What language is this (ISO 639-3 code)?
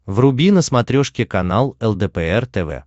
rus